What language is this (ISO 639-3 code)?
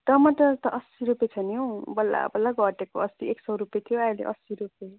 nep